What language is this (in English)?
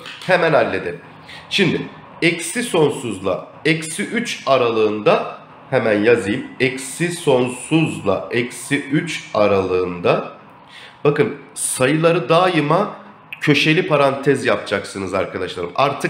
Turkish